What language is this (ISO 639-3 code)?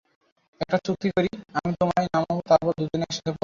ben